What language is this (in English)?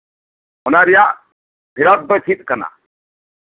Santali